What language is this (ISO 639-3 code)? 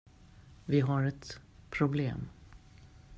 swe